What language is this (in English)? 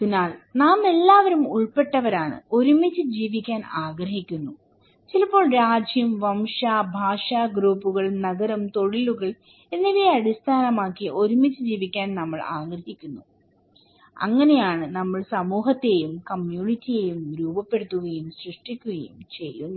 Malayalam